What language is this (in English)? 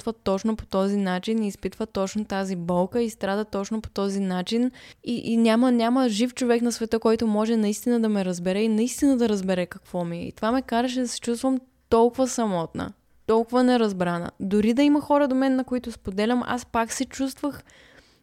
Bulgarian